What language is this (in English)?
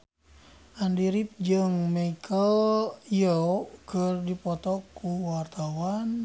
Sundanese